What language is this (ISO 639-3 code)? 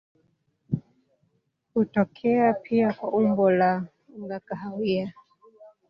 swa